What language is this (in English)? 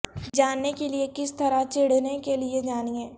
Urdu